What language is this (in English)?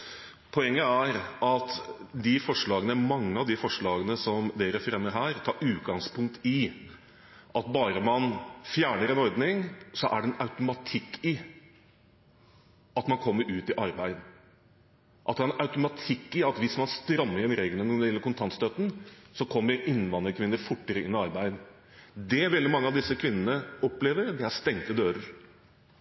Norwegian Bokmål